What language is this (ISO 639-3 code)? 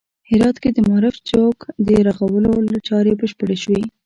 pus